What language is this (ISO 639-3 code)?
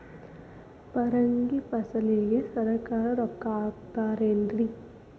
kan